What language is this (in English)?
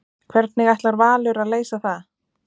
Icelandic